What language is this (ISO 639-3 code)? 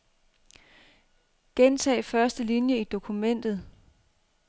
dan